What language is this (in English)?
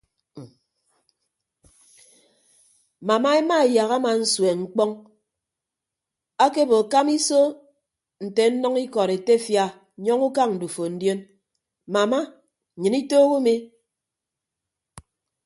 Ibibio